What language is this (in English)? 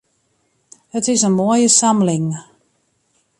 Western Frisian